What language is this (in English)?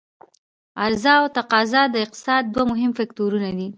Pashto